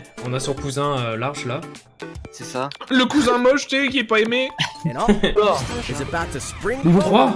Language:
French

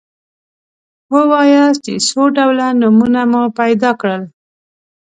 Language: Pashto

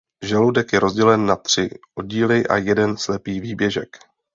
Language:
Czech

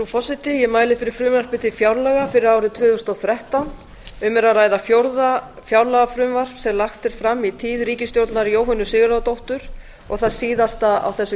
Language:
Icelandic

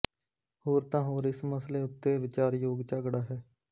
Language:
Punjabi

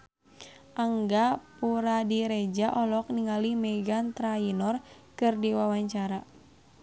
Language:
Sundanese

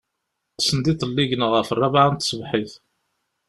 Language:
Kabyle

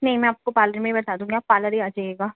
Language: Urdu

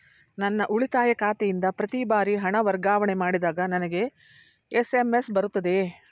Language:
Kannada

